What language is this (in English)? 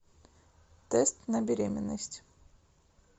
Russian